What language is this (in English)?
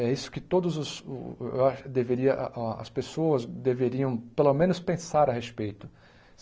Portuguese